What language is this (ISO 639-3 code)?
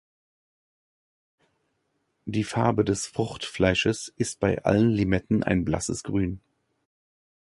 deu